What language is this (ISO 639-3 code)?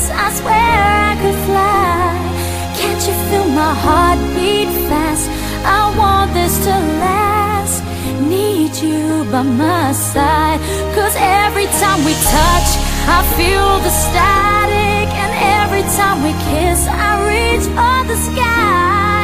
eng